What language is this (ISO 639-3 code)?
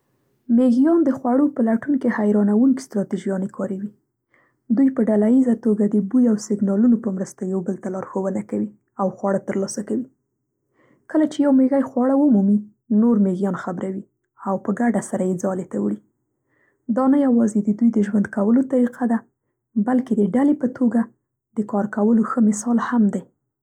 pst